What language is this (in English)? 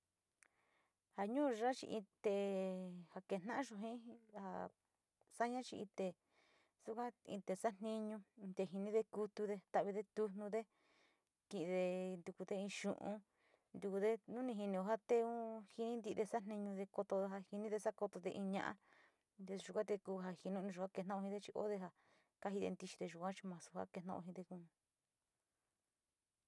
Sinicahua Mixtec